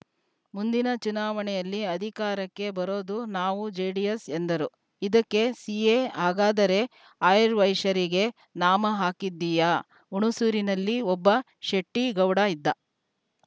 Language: Kannada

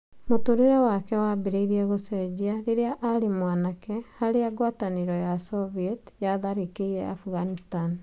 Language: Kikuyu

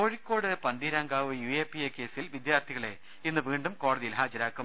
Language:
Malayalam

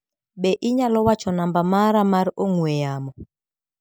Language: Luo (Kenya and Tanzania)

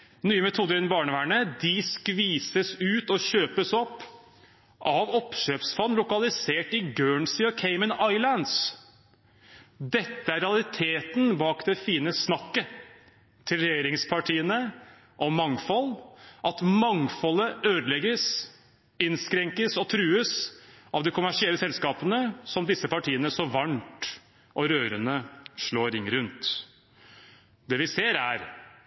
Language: Norwegian Bokmål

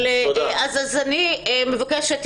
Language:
Hebrew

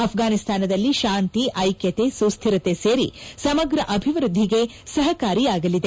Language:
Kannada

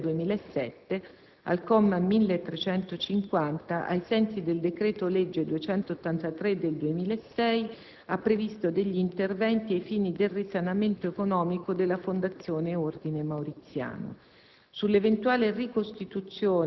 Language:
Italian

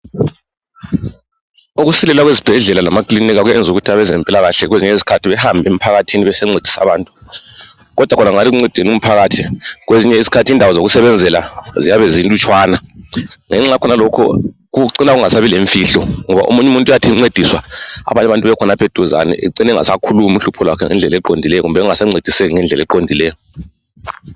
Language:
North Ndebele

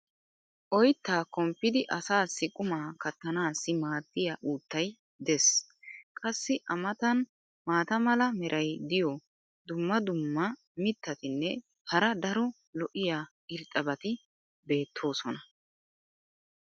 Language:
Wolaytta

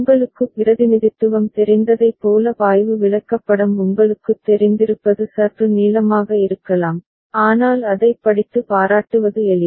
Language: Tamil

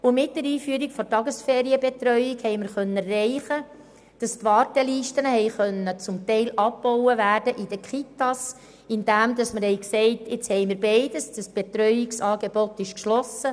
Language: Swiss German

